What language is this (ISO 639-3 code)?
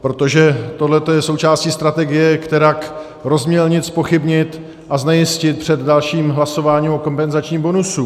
ces